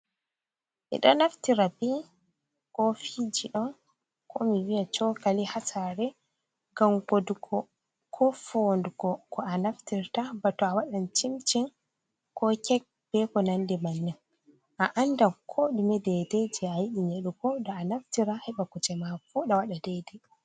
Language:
Fula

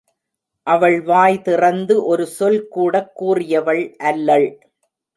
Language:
Tamil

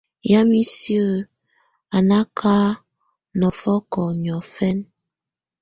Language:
Tunen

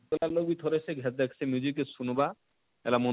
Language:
Odia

